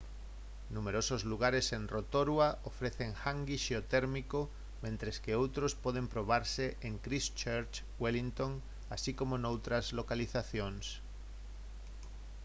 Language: Galician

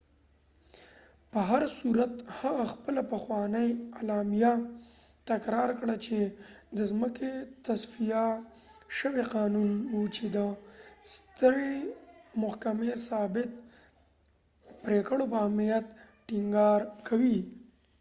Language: Pashto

